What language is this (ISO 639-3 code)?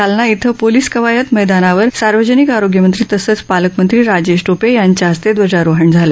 mar